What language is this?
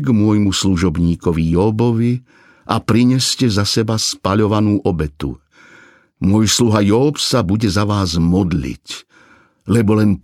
Slovak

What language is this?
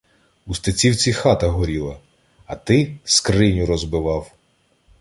Ukrainian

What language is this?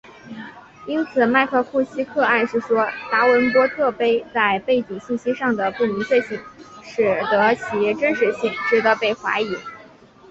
Chinese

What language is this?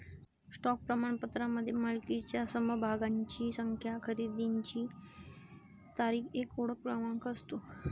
Marathi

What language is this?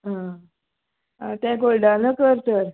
Konkani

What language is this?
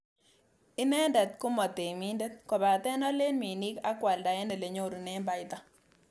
Kalenjin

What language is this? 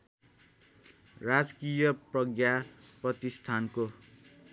Nepali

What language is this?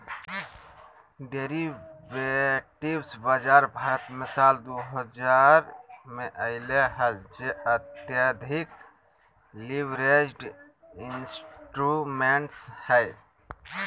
Magahi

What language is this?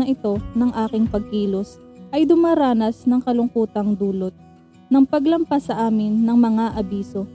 Filipino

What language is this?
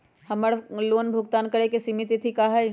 Magahi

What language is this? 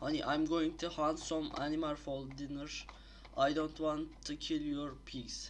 Turkish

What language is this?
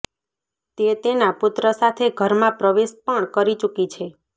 Gujarati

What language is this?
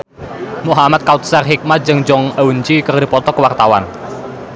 Sundanese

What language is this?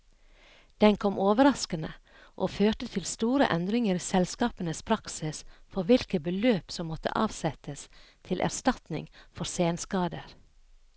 Norwegian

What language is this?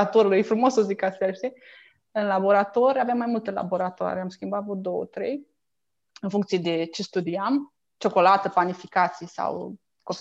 Romanian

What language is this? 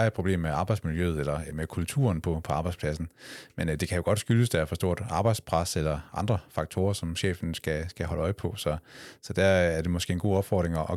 Danish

